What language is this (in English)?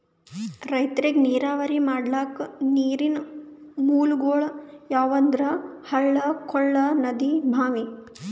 Kannada